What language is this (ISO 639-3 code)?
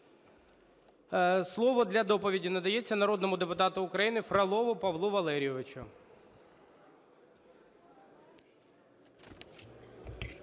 ukr